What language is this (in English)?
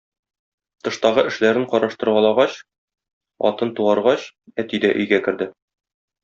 Tatar